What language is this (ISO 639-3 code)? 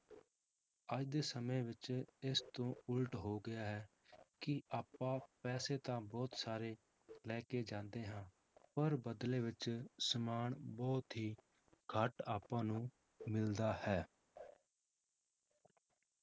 pan